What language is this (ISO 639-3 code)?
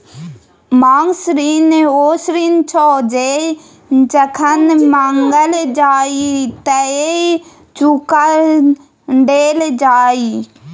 mai